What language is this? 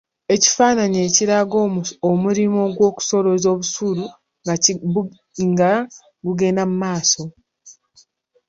Ganda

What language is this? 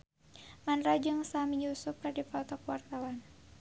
Sundanese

